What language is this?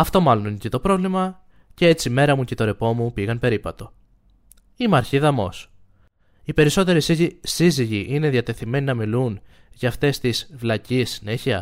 Greek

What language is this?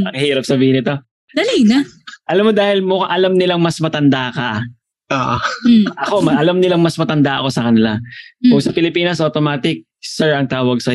Filipino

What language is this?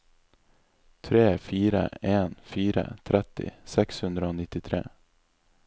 Norwegian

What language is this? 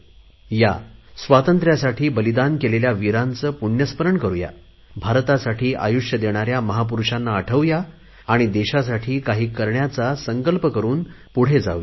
Marathi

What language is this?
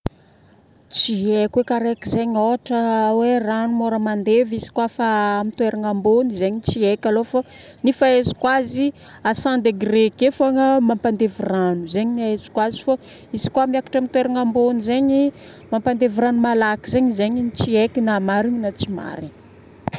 Northern Betsimisaraka Malagasy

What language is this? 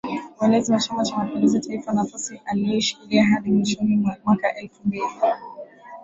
Swahili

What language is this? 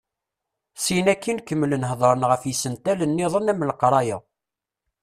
Kabyle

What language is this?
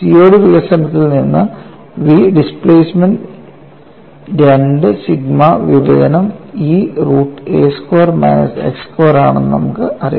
Malayalam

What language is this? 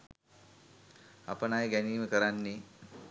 Sinhala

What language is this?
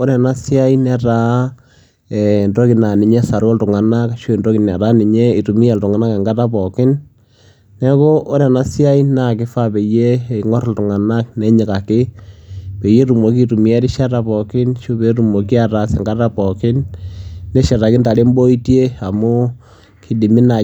Masai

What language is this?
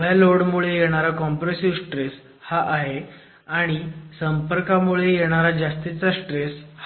Marathi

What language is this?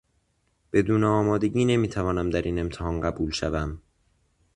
Persian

